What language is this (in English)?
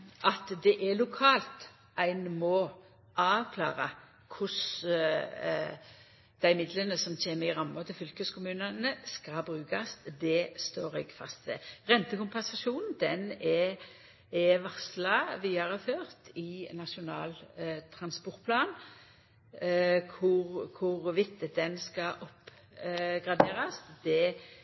Norwegian Nynorsk